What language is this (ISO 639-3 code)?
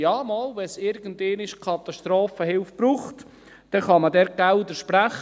gsw